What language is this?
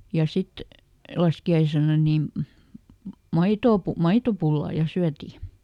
Finnish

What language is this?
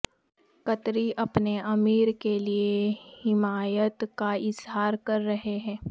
Urdu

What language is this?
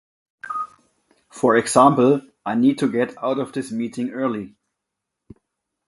English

